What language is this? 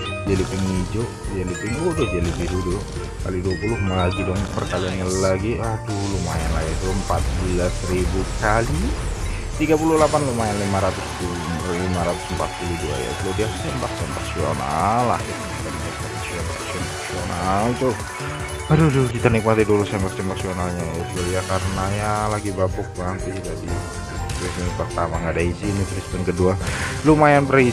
Indonesian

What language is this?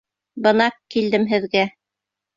Bashkir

